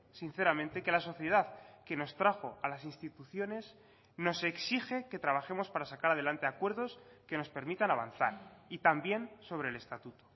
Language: Spanish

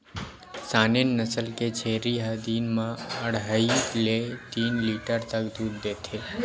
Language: Chhattisgarhi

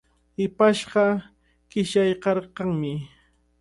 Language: Cajatambo North Lima Quechua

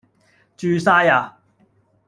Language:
Cantonese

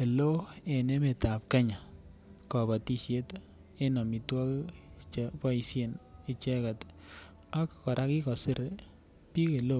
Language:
Kalenjin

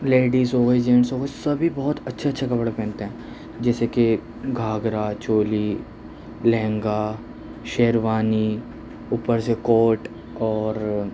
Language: Urdu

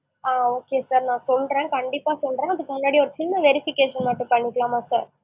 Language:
Tamil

